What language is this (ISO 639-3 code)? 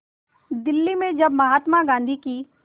hin